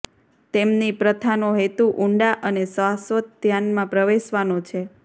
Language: Gujarati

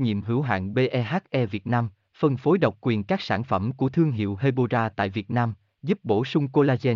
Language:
Vietnamese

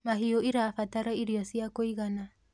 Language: Kikuyu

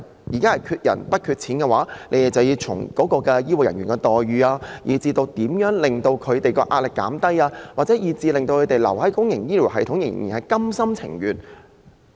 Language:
Cantonese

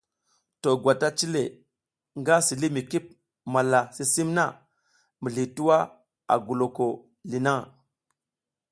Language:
South Giziga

